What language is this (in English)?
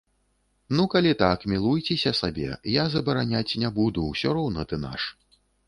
Belarusian